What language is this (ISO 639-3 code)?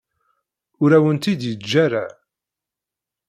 kab